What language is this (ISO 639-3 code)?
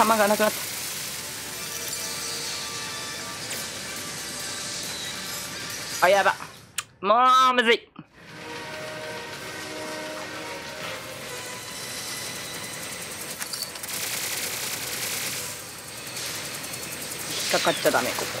jpn